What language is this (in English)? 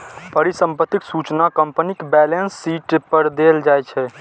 Maithili